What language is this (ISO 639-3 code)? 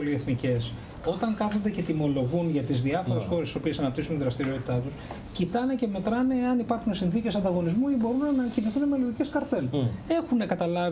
ell